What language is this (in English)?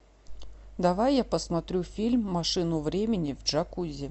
Russian